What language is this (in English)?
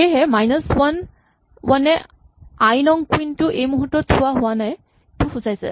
Assamese